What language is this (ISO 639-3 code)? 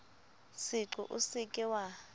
sot